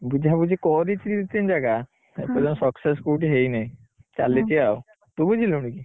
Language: Odia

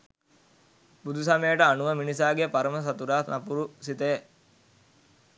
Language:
Sinhala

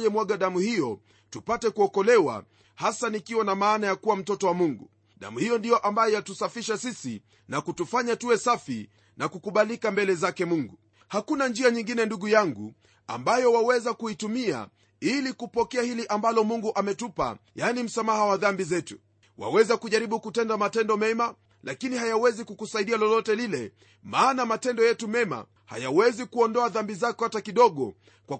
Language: Swahili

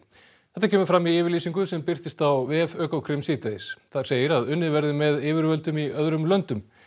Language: Icelandic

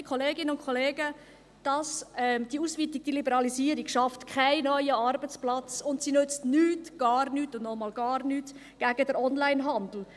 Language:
Swiss German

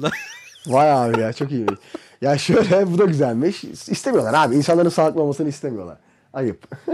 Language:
Turkish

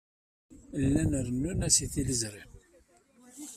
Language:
Kabyle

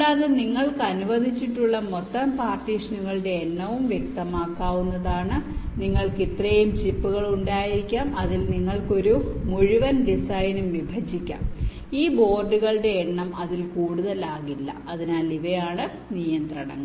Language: Malayalam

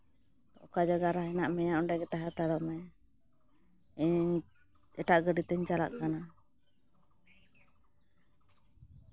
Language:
Santali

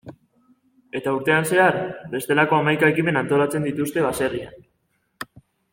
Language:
Basque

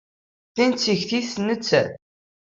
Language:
Kabyle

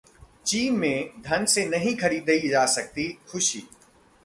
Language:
Hindi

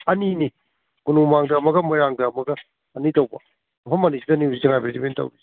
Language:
Manipuri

